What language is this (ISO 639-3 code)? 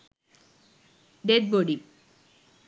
sin